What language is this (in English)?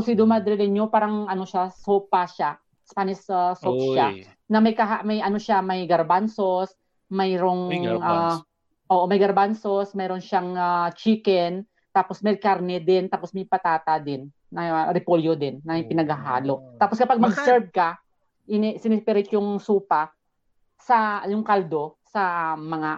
Filipino